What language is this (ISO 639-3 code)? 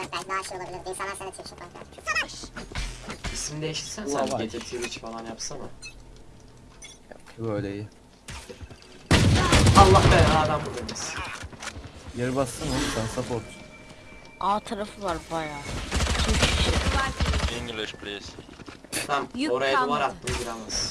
tur